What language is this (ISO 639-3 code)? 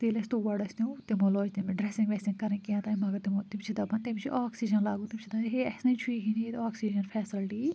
kas